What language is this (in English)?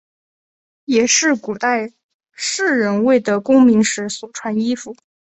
Chinese